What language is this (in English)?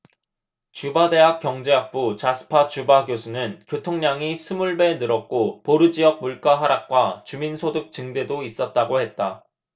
Korean